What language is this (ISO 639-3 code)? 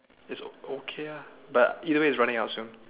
eng